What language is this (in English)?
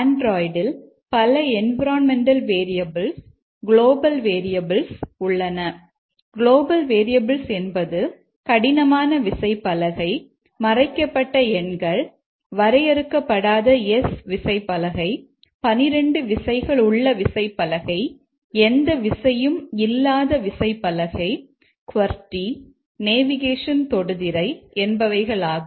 Tamil